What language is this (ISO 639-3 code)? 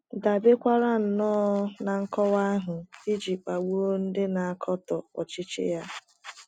ibo